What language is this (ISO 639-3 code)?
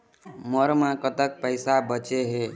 hne